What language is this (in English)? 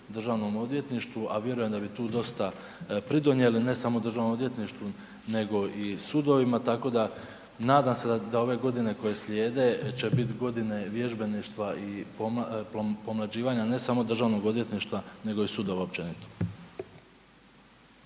Croatian